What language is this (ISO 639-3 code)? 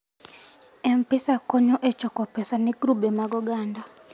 luo